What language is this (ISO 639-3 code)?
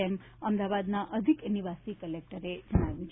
guj